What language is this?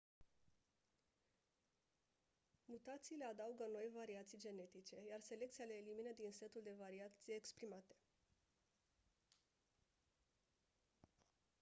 Romanian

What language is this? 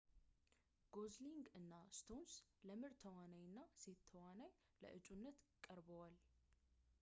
Amharic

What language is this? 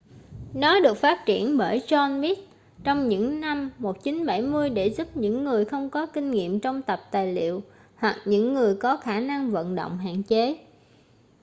Vietnamese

